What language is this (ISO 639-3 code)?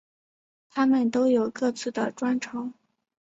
zho